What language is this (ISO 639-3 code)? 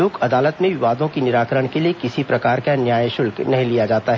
hin